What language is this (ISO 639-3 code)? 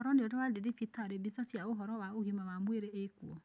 kik